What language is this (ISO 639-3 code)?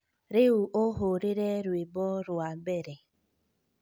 kik